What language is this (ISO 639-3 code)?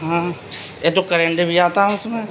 urd